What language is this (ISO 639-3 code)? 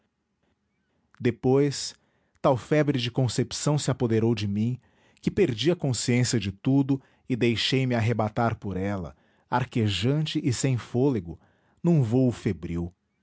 por